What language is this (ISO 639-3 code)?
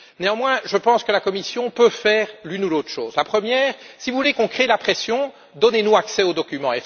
fra